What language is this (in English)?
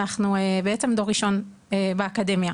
Hebrew